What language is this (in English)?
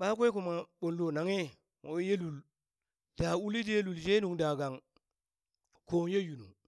Burak